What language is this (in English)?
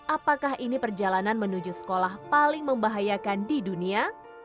Indonesian